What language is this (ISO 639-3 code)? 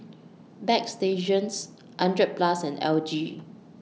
eng